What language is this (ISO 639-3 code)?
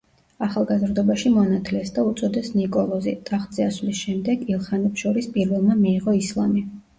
kat